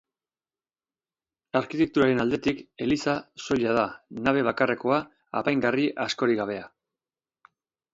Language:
Basque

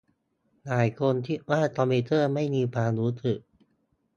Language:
Thai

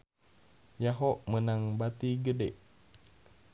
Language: Sundanese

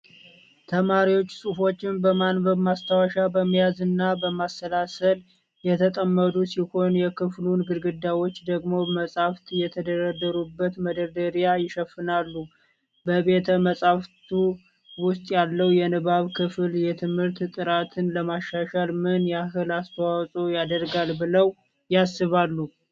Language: Amharic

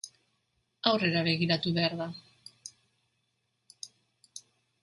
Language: Basque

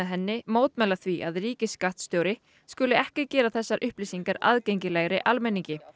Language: Icelandic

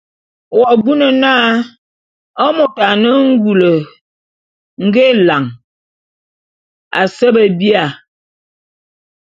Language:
Bulu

